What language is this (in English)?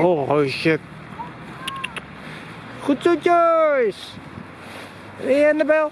Dutch